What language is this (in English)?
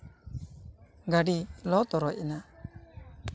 Santali